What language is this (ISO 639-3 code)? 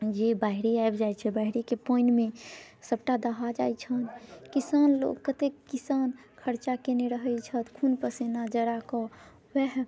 mai